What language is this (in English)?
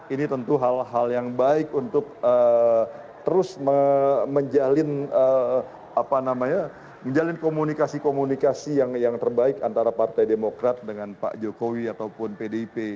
Indonesian